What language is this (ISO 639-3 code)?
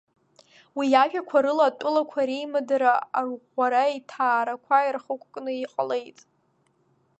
abk